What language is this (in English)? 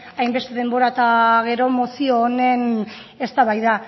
Basque